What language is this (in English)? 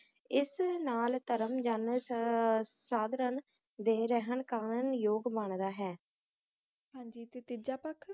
Punjabi